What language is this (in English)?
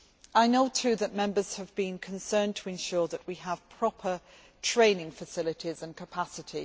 English